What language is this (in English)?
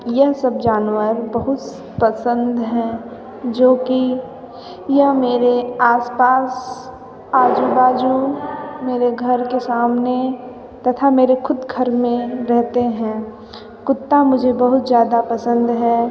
Hindi